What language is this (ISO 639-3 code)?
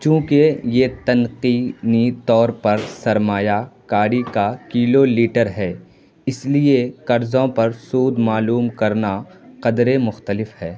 urd